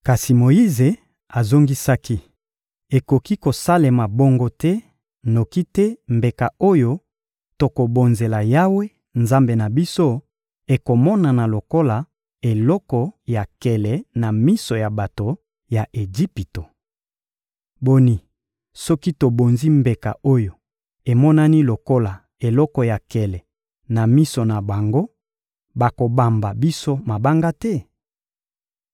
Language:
Lingala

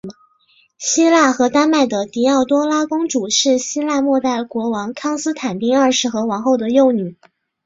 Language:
Chinese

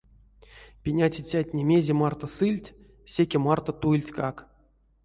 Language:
Erzya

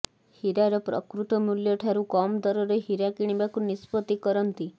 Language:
Odia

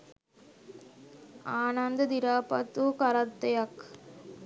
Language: Sinhala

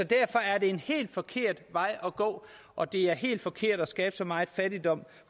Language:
Danish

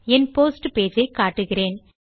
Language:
Tamil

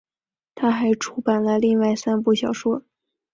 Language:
Chinese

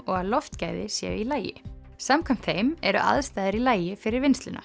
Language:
Icelandic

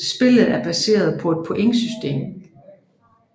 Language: Danish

